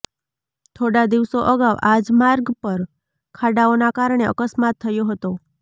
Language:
Gujarati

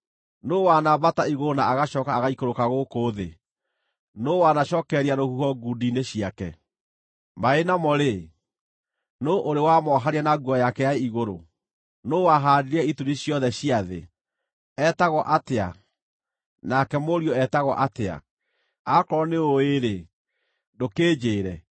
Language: Kikuyu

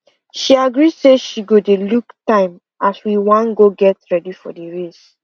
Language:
Nigerian Pidgin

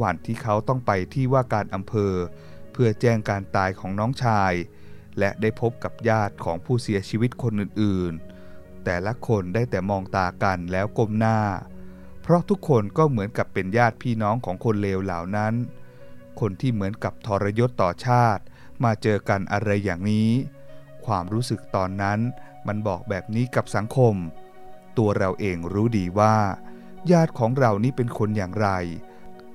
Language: Thai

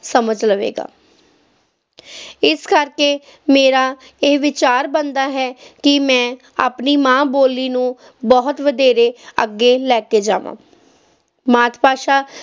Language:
Punjabi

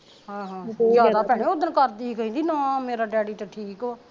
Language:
Punjabi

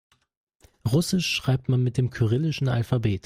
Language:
German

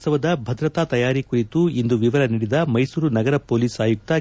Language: Kannada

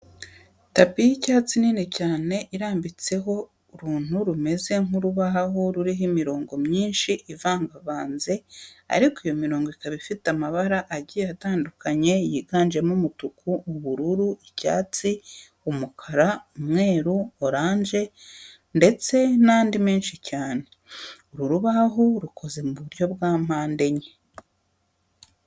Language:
Kinyarwanda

